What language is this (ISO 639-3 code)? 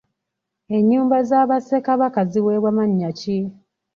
lug